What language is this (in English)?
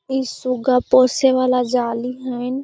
Magahi